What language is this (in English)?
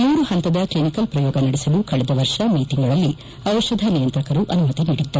Kannada